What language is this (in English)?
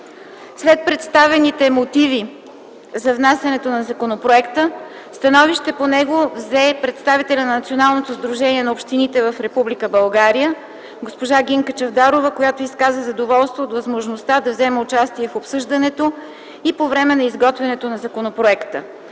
Bulgarian